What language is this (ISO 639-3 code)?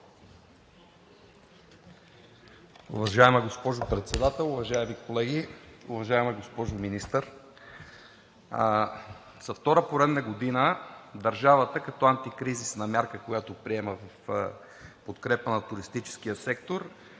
bul